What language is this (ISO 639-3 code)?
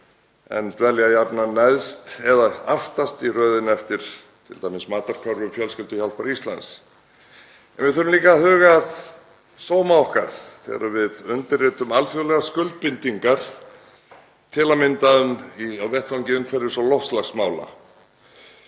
isl